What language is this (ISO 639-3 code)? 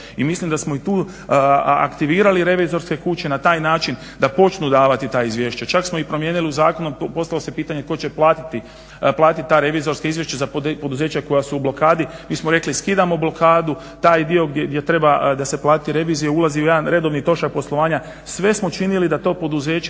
hrv